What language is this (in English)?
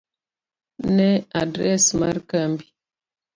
Luo (Kenya and Tanzania)